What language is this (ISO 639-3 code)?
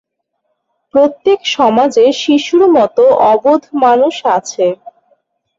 ben